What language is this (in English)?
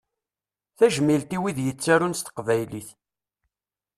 Kabyle